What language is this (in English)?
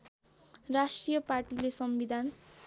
Nepali